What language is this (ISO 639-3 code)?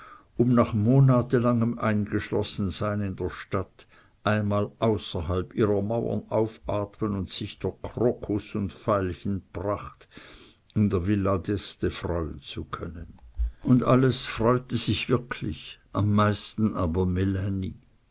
deu